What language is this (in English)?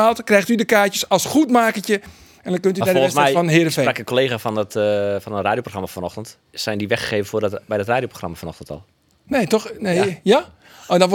Dutch